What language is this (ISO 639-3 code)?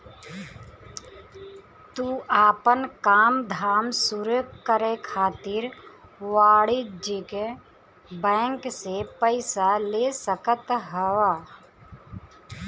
bho